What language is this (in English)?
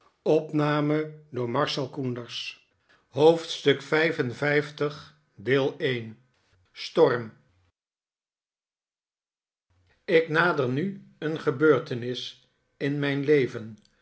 Dutch